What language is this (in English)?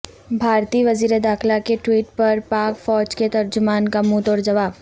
Urdu